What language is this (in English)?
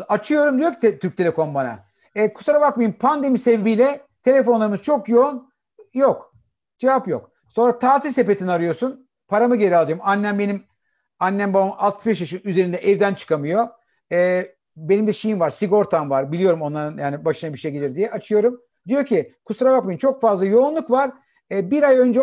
Turkish